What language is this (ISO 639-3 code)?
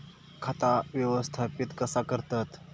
mar